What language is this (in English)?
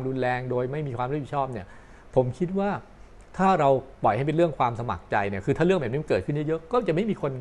Thai